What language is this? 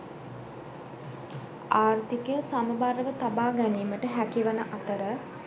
Sinhala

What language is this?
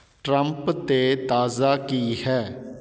Punjabi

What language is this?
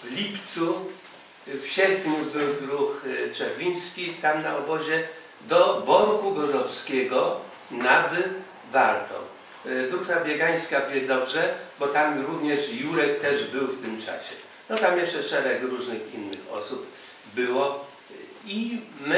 Polish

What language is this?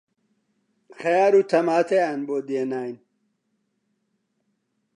Central Kurdish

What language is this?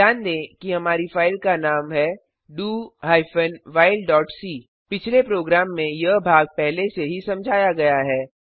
Hindi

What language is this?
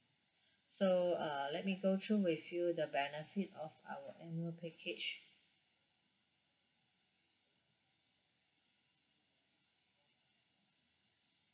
English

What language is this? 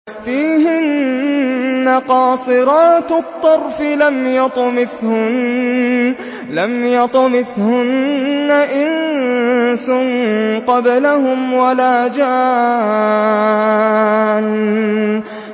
Arabic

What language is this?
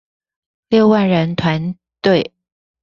Chinese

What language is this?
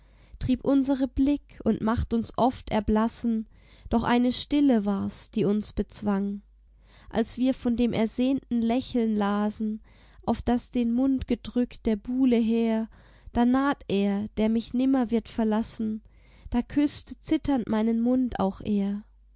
German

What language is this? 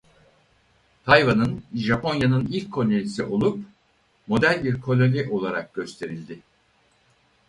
Turkish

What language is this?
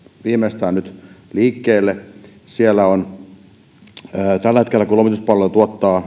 Finnish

